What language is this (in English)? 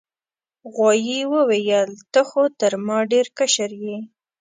Pashto